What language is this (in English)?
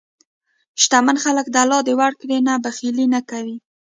Pashto